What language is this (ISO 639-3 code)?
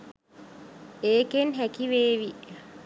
sin